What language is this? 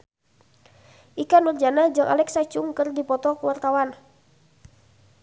Sundanese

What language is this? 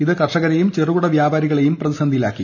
Malayalam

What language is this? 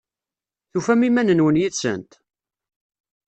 Kabyle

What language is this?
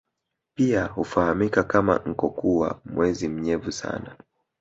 Swahili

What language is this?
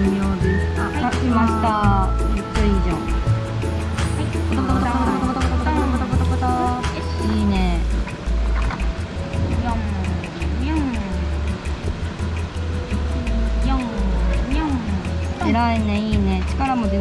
Japanese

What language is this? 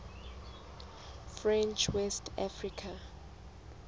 Southern Sotho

